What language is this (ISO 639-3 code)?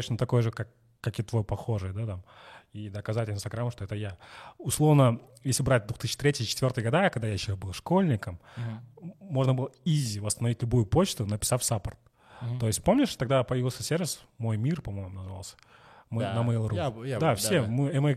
rus